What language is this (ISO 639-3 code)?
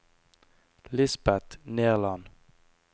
nor